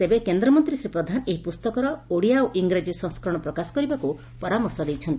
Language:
Odia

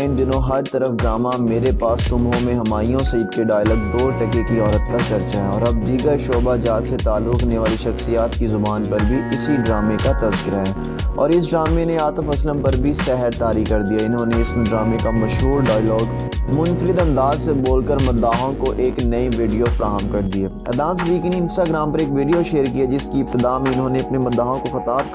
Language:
Urdu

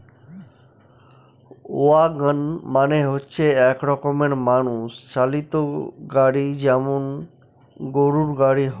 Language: Bangla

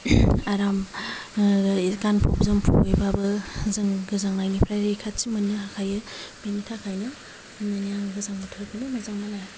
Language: Bodo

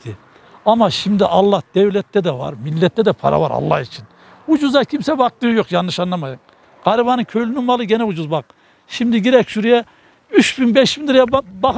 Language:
Turkish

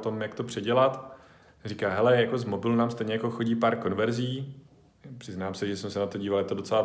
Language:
Czech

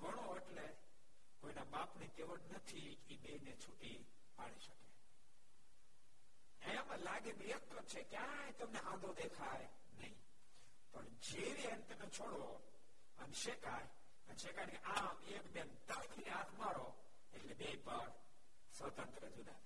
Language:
Gujarati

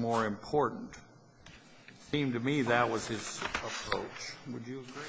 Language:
English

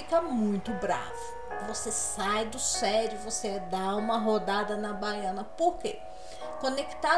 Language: Portuguese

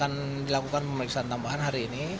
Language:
Indonesian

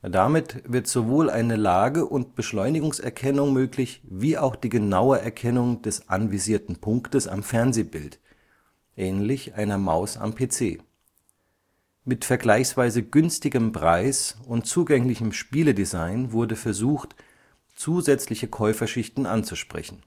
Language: German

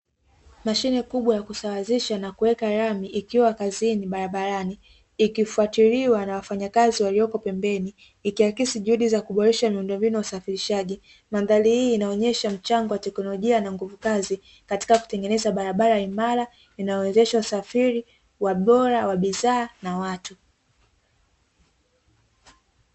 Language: Swahili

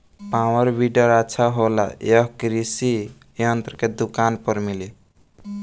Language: Bhojpuri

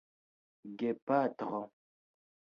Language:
Esperanto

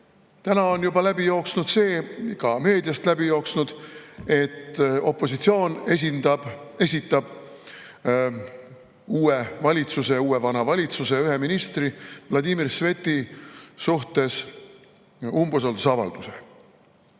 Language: Estonian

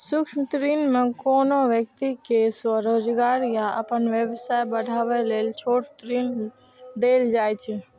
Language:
Maithili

